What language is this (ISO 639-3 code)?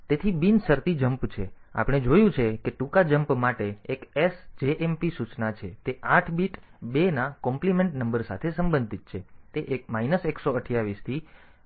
guj